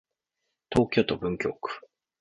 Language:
Japanese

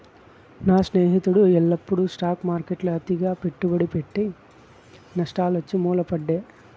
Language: Telugu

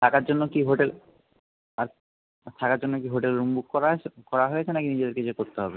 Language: Bangla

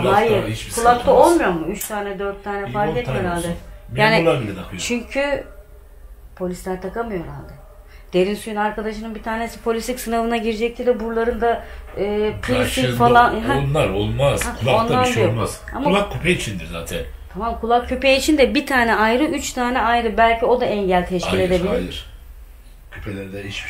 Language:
Turkish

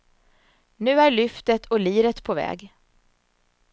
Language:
Swedish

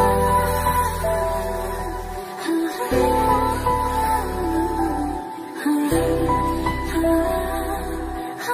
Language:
Vietnamese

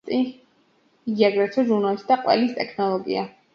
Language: Georgian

